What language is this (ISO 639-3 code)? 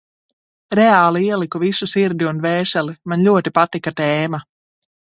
lav